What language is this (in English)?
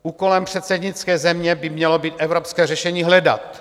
Czech